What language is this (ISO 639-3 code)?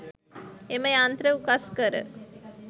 sin